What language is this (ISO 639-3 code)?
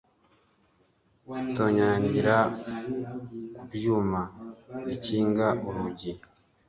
kin